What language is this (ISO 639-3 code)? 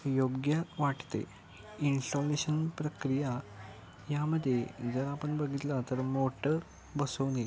mar